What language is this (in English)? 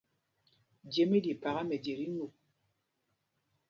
Mpumpong